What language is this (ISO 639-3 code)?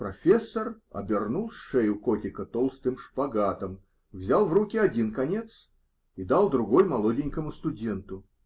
rus